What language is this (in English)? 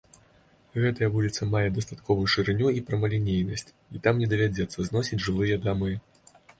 Belarusian